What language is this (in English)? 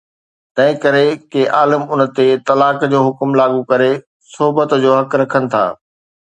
Sindhi